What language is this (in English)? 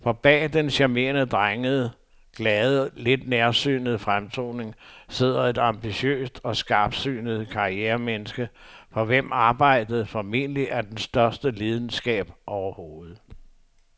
Danish